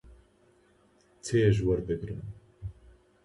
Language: Central Kurdish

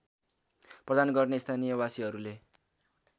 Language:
Nepali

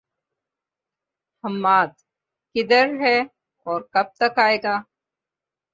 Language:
Urdu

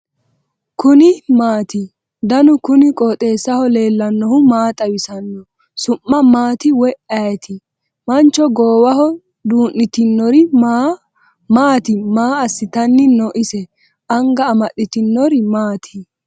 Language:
Sidamo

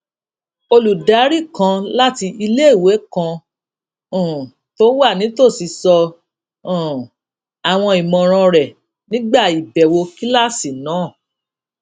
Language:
Yoruba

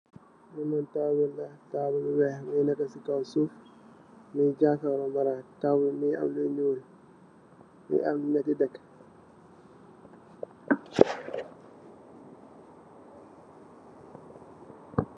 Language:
Wolof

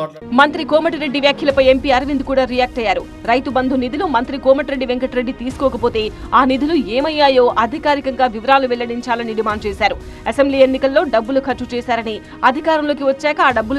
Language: Telugu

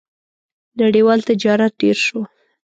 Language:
Pashto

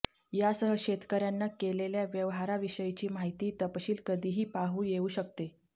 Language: Marathi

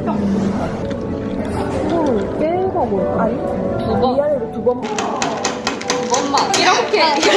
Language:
Korean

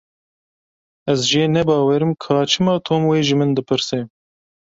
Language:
Kurdish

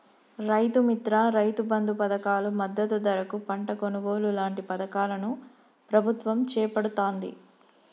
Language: Telugu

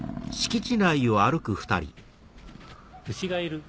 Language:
Japanese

